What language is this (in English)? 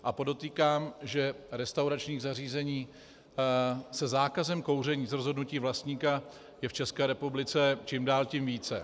Czech